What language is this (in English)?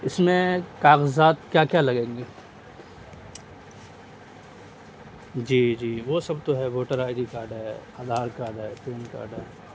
Urdu